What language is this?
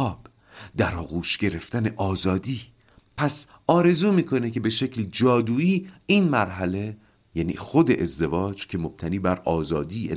Persian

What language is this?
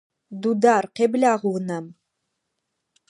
Adyghe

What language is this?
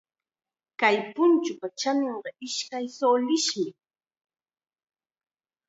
Chiquián Ancash Quechua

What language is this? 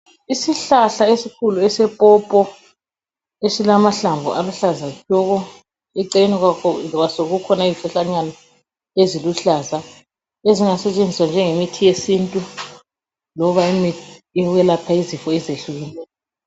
North Ndebele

